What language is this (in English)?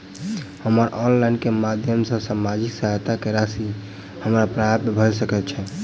Maithili